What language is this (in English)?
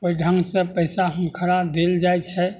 Maithili